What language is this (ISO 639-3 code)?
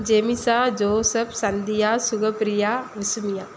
tam